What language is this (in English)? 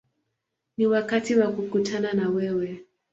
Swahili